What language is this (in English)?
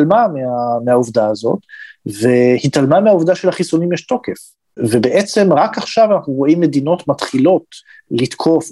Hebrew